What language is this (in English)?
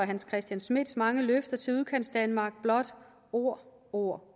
Danish